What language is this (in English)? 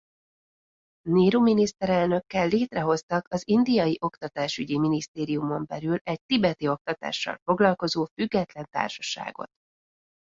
Hungarian